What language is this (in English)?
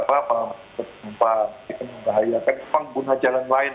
Indonesian